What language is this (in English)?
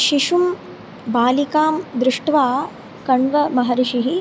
Sanskrit